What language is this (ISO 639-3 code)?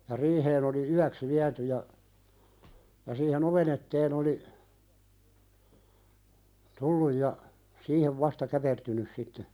fin